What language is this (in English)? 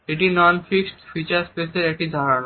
Bangla